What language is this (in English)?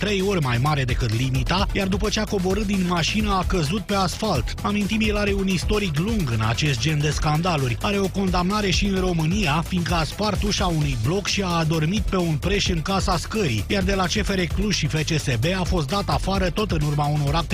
Romanian